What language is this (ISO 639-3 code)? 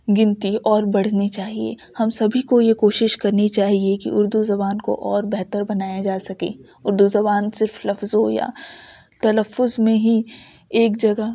urd